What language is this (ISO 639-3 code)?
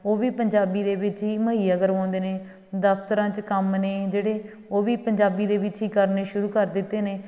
pan